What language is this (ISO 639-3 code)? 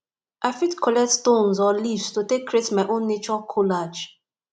pcm